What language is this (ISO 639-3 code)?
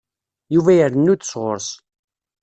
kab